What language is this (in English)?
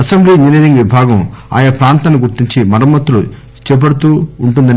Telugu